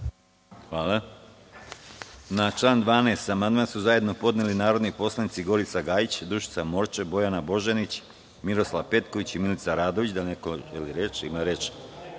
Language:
Serbian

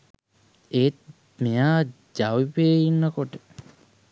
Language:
Sinhala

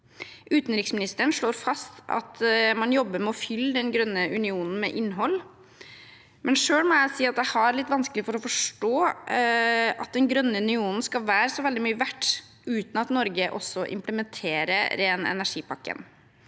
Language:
Norwegian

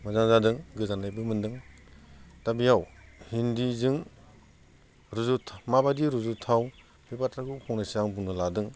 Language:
Bodo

